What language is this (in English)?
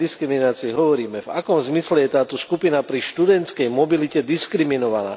Slovak